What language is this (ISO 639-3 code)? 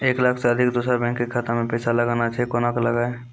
mai